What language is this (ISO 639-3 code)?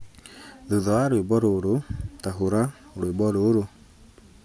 kik